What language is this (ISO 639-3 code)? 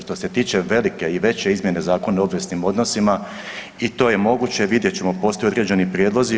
hrv